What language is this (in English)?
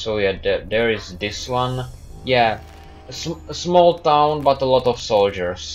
English